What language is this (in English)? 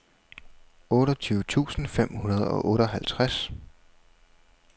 Danish